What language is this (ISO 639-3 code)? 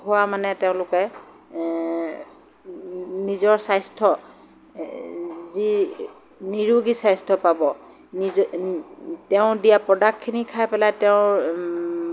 asm